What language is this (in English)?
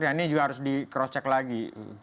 Indonesian